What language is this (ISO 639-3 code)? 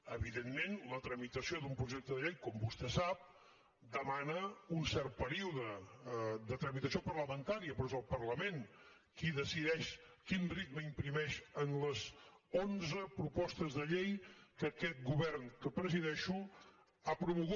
cat